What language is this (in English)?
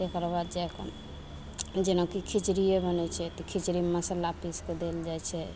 Maithili